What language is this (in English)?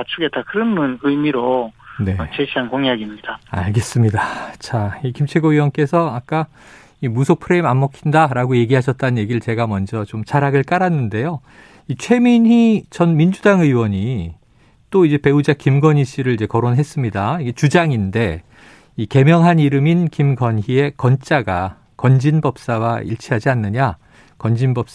Korean